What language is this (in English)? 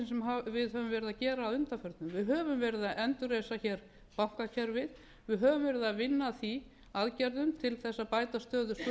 Icelandic